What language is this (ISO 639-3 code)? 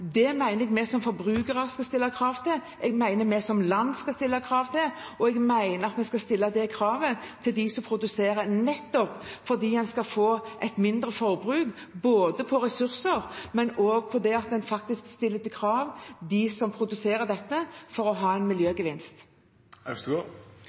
nob